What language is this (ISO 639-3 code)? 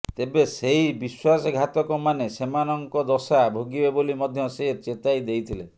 ori